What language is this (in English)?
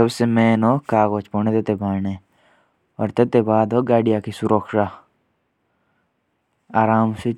Jaunsari